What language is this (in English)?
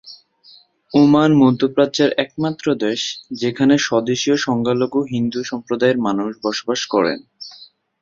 Bangla